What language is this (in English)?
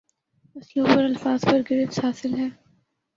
Urdu